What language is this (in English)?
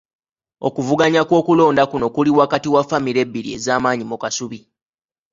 Ganda